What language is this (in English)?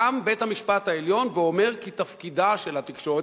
Hebrew